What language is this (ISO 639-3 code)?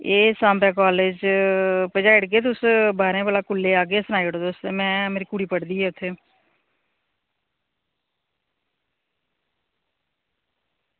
doi